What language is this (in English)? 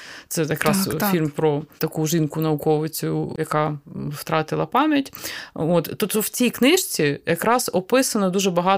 Ukrainian